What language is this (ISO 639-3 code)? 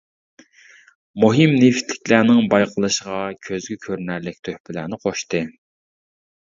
uig